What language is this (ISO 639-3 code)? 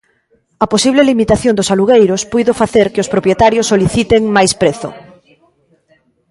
glg